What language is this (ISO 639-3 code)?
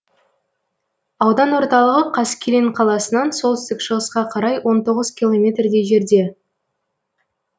kaz